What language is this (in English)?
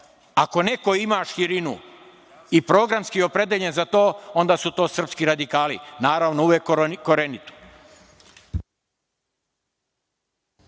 Serbian